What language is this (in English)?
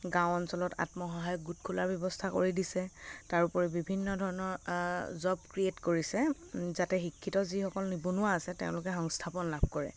Assamese